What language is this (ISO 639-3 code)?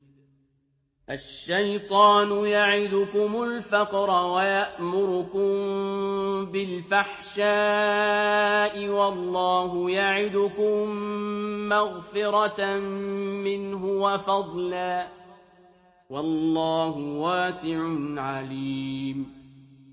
ara